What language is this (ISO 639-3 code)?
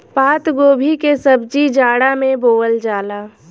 bho